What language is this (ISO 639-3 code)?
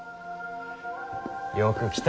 jpn